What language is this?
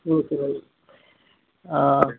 Telugu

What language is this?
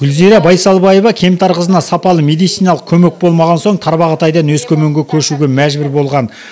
Kazakh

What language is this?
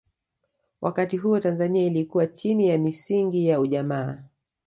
Swahili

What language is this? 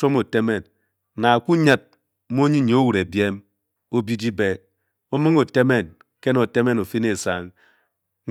Bokyi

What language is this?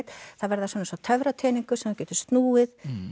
Icelandic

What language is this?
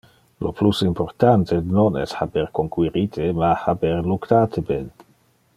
Interlingua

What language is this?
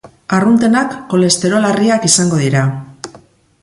Basque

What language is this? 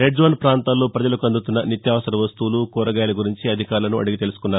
Telugu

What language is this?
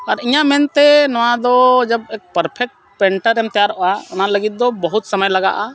Santali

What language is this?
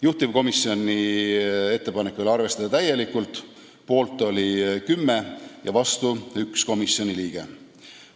Estonian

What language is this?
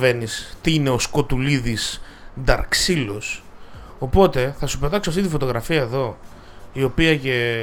Greek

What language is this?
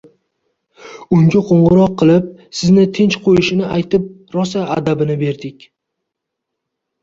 Uzbek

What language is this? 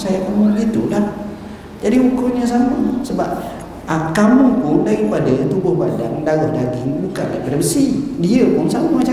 Malay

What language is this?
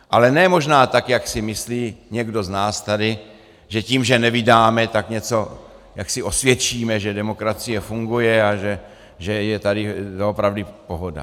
Czech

